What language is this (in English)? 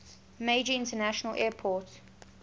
English